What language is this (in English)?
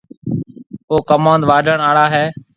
Marwari (Pakistan)